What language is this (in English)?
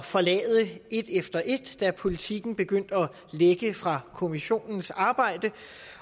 Danish